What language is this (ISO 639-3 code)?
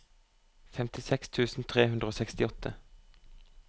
nor